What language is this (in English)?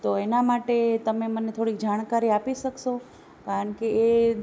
Gujarati